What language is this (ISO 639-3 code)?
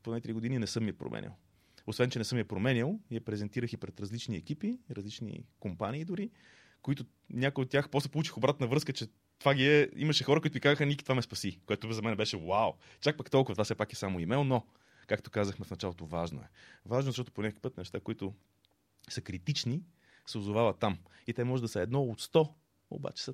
bul